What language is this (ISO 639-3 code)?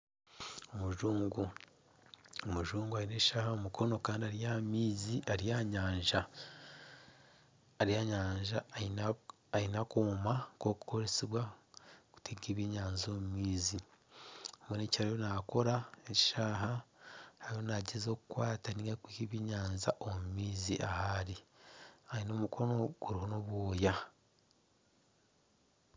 nyn